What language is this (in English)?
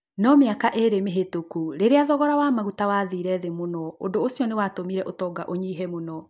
Kikuyu